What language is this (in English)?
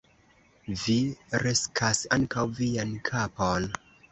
Esperanto